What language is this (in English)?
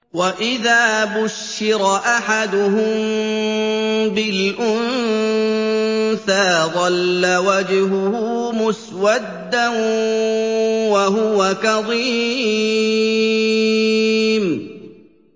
Arabic